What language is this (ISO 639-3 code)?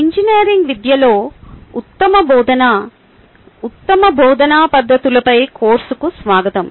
tel